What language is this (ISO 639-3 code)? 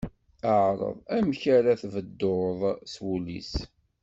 kab